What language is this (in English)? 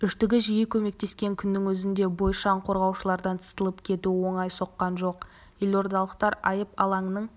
Kazakh